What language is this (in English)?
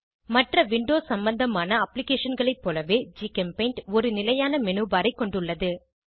Tamil